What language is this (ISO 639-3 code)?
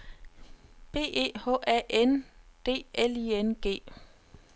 dan